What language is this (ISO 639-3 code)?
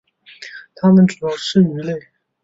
zho